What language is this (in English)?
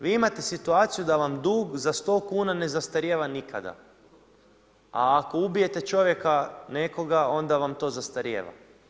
Croatian